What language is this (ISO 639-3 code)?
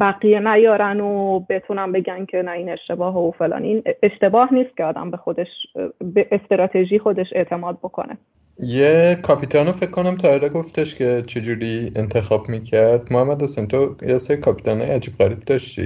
fas